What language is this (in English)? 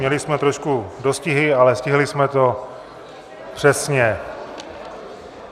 Czech